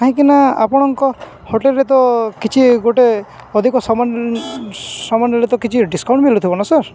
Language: Odia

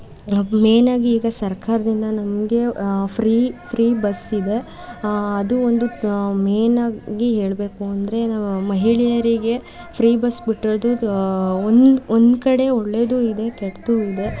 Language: Kannada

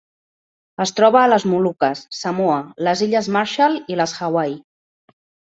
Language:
Catalan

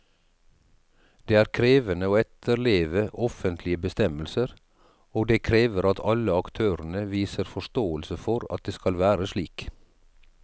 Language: Norwegian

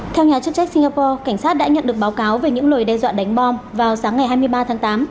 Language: Vietnamese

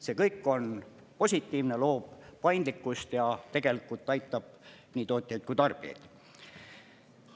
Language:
Estonian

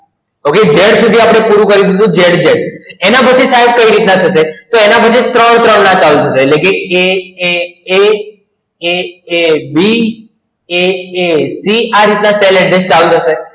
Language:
Gujarati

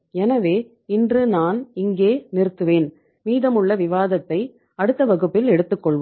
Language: Tamil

